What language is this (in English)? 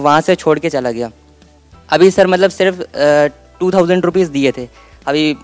Hindi